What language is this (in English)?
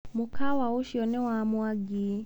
Kikuyu